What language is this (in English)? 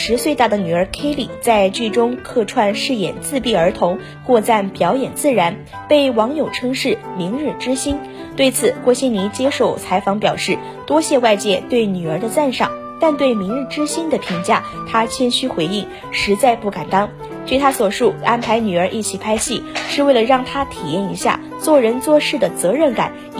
Chinese